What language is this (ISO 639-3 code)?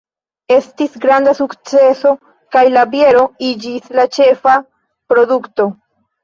epo